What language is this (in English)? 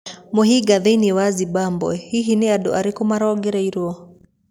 Kikuyu